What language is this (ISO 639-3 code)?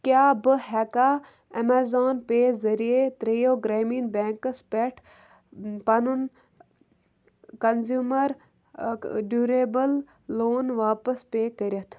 kas